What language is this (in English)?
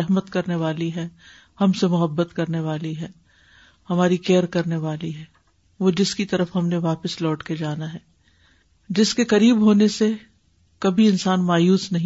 Urdu